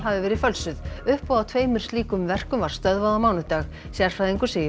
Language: Icelandic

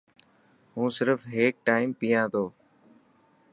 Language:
Dhatki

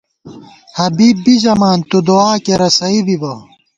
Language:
Gawar-Bati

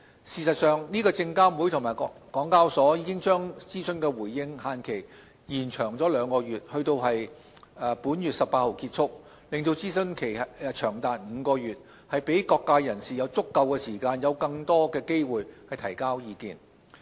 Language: Cantonese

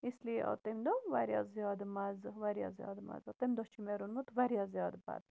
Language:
Kashmiri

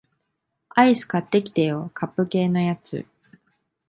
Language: Japanese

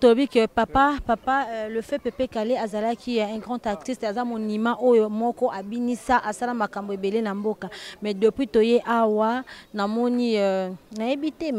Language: French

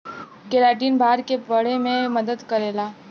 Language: Bhojpuri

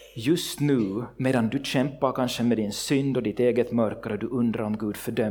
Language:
Swedish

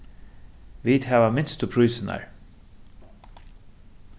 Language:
Faroese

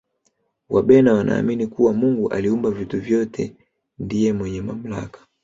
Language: Swahili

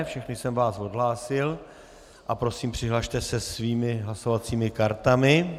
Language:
Czech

